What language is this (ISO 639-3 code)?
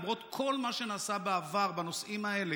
heb